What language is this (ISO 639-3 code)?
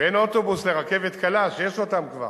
heb